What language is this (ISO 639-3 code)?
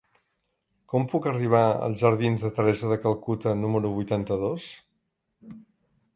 cat